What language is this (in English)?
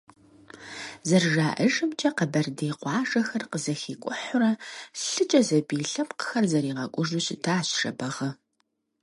Kabardian